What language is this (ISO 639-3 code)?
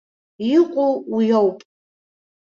abk